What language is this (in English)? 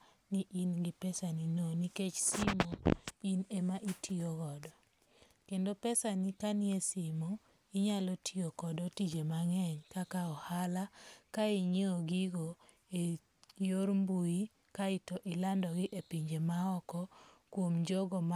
Luo (Kenya and Tanzania)